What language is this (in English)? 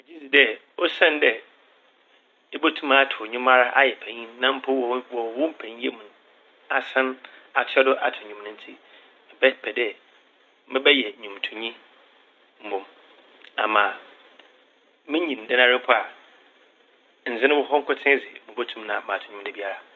Akan